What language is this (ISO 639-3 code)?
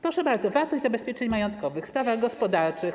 pol